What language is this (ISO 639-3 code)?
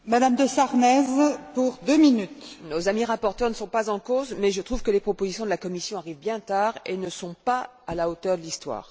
fra